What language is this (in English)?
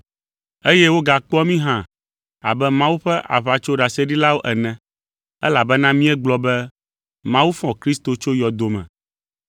Ewe